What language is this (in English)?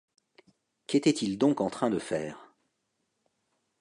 French